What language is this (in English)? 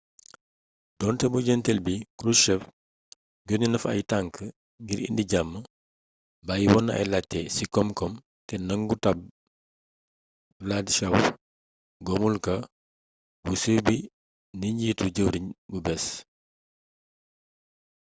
Wolof